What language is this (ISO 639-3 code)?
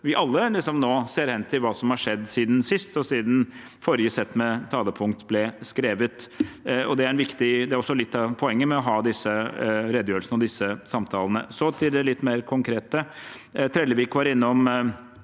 nor